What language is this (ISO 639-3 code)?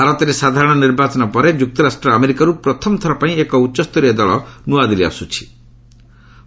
ori